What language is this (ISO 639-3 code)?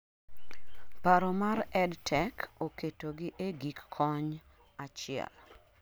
luo